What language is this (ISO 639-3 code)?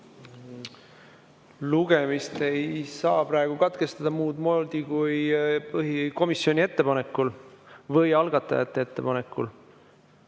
est